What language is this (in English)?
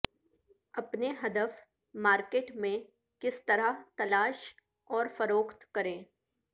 Urdu